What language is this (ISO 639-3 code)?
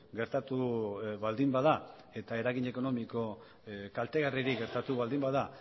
eus